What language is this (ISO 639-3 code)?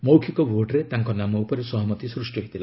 ori